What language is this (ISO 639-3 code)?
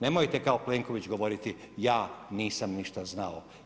hrv